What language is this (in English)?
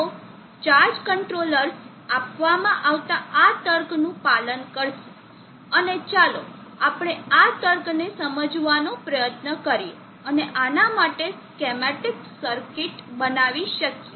Gujarati